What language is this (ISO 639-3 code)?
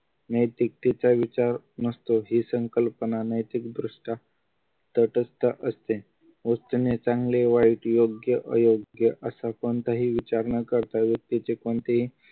mar